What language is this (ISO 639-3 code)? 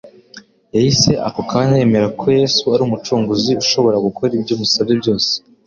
kin